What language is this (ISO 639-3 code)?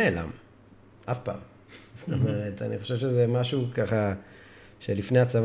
heb